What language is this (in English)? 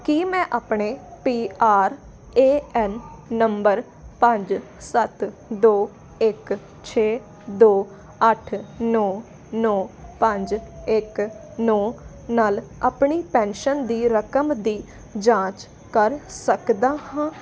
Punjabi